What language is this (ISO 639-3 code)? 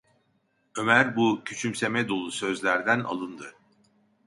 tur